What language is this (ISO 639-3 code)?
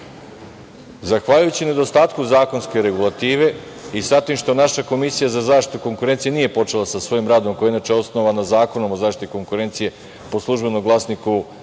srp